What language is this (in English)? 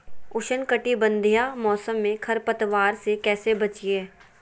Magahi